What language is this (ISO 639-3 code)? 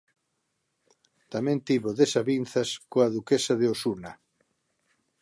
glg